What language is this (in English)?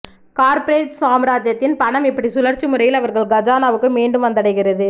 Tamil